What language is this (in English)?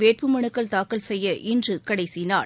Tamil